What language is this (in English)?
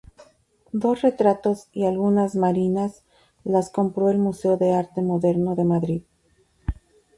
Spanish